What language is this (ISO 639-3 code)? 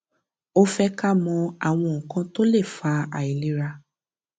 yor